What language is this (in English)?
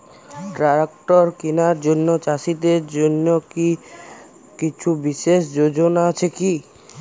Bangla